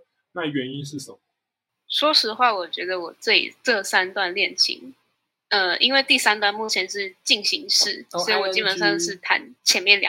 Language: Chinese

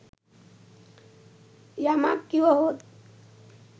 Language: Sinhala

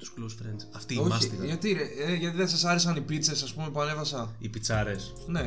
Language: Greek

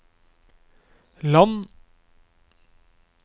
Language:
Norwegian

